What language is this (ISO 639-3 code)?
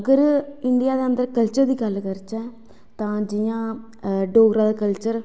doi